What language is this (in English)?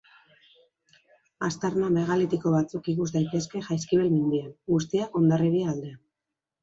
Basque